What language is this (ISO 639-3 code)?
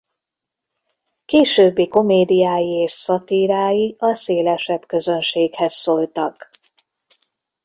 hun